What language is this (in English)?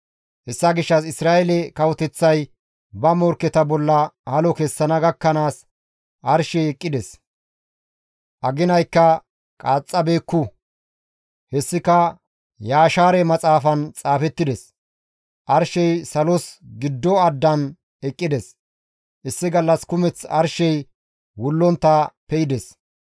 Gamo